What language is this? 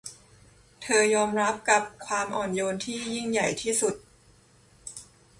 Thai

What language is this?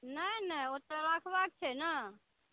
Maithili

